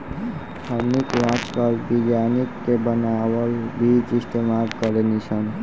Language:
Bhojpuri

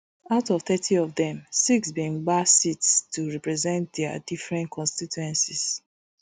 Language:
Nigerian Pidgin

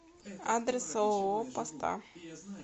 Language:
Russian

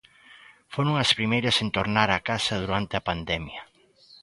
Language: Galician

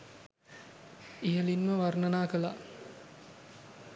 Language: Sinhala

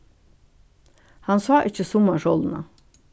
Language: Faroese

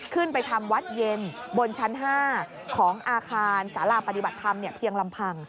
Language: Thai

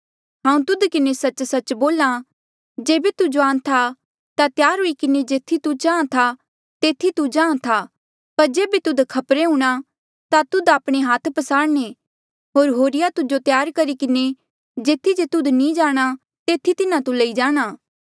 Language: Mandeali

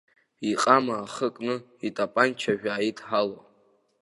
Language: Abkhazian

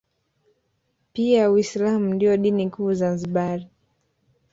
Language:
Swahili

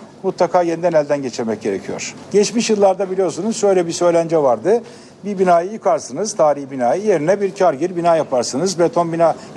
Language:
Turkish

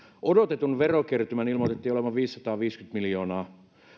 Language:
Finnish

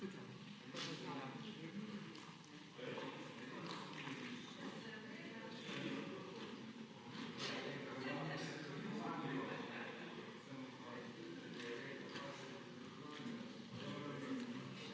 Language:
Slovenian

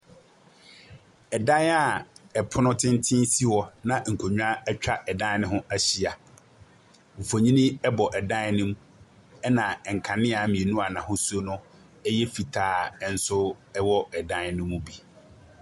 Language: Akan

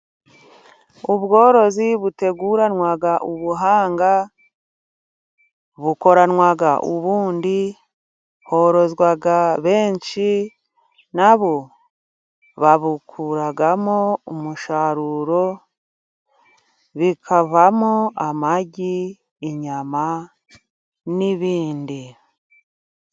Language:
Kinyarwanda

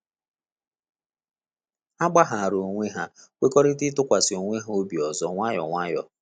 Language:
Igbo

